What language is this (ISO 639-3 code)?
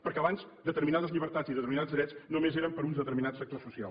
cat